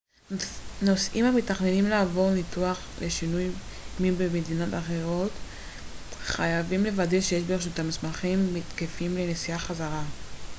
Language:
Hebrew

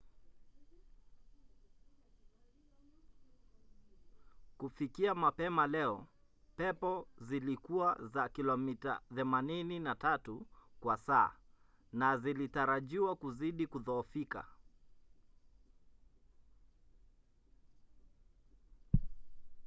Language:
Swahili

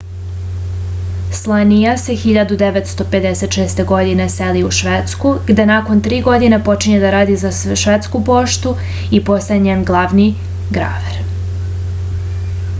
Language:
Serbian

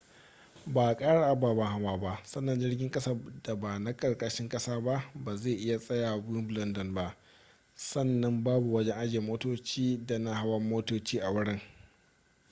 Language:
Hausa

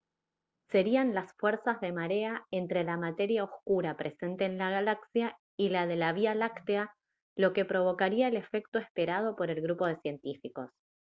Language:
Spanish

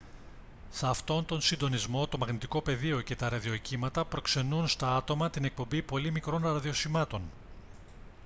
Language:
Greek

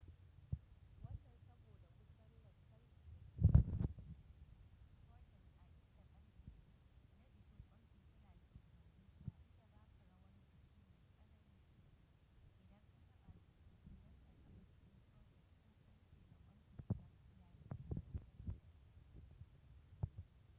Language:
Hausa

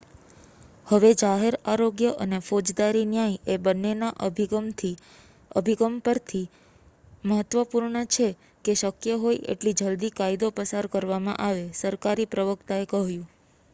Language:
Gujarati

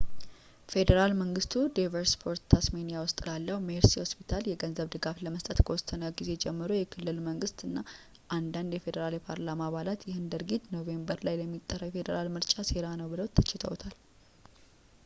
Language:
Amharic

